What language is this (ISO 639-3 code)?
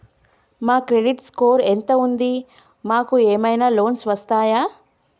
tel